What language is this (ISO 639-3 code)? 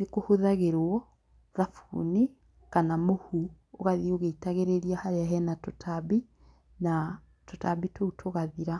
kik